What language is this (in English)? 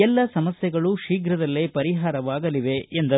Kannada